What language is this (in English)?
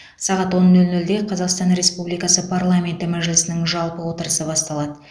Kazakh